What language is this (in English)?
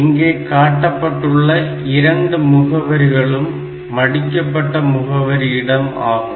Tamil